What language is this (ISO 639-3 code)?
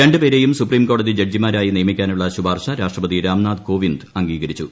mal